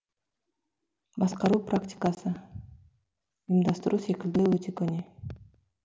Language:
Kazakh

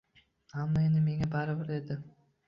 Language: Uzbek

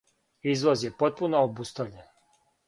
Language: Serbian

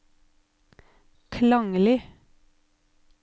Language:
Norwegian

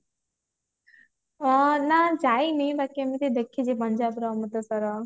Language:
Odia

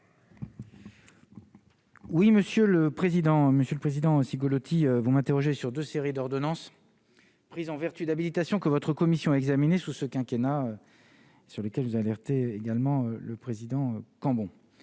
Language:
French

